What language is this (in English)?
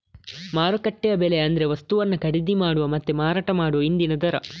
Kannada